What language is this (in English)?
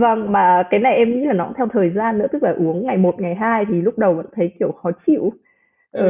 Vietnamese